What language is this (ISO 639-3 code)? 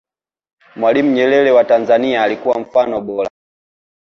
swa